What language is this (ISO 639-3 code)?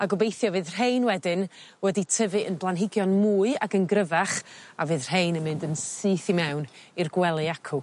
cym